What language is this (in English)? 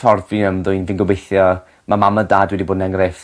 Welsh